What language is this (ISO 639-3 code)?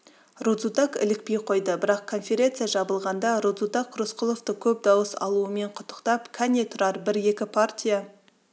kaz